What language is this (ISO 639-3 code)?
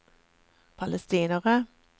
nor